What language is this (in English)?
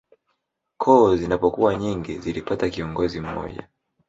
Swahili